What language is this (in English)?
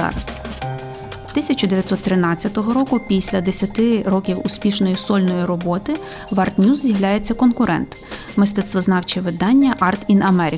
Ukrainian